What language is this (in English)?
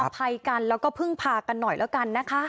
Thai